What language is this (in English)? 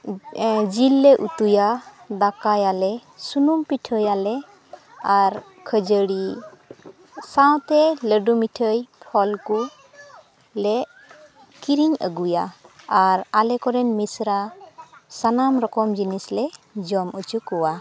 Santali